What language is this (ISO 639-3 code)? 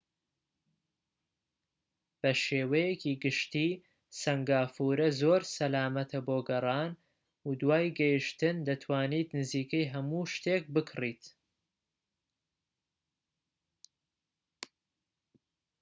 ckb